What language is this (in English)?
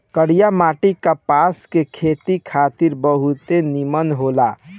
Bhojpuri